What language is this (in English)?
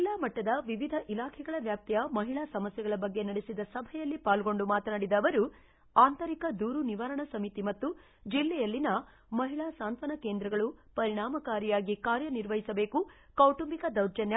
Kannada